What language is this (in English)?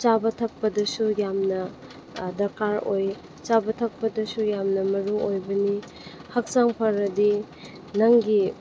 Manipuri